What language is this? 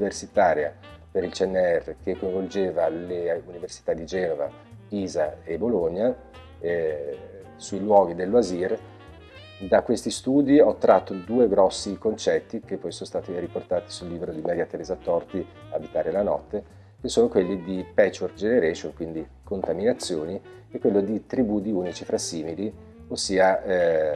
Italian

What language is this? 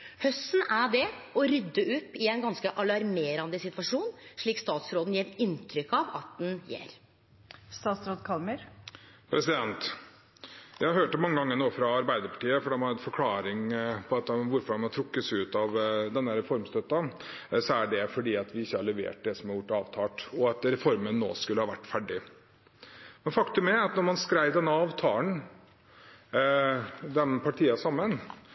Norwegian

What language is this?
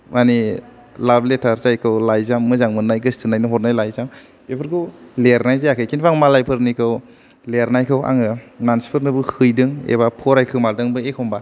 Bodo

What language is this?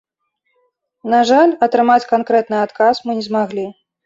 Belarusian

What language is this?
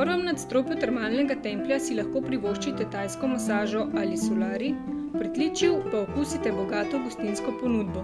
Bulgarian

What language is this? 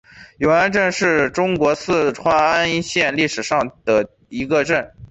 Chinese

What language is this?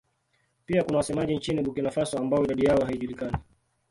Swahili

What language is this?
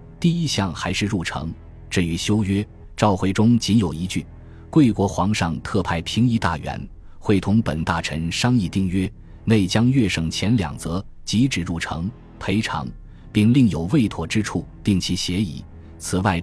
Chinese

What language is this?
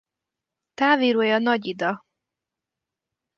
Hungarian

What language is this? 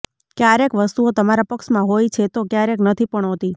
Gujarati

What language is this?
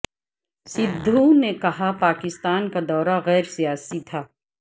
Urdu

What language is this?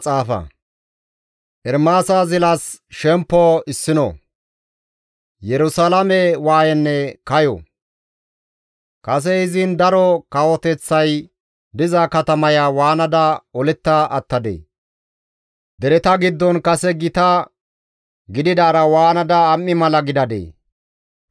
Gamo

